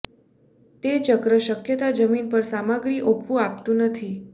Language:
Gujarati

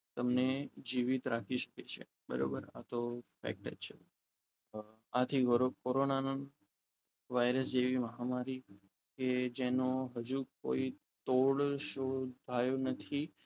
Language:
Gujarati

